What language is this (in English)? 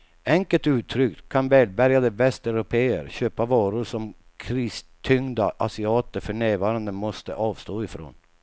Swedish